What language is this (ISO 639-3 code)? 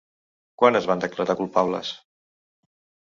cat